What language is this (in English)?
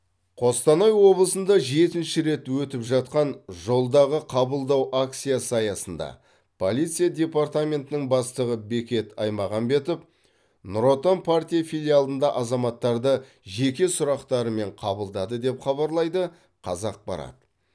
Kazakh